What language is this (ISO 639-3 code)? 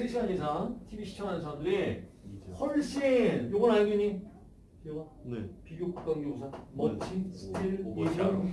kor